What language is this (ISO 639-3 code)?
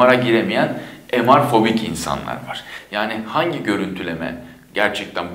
tur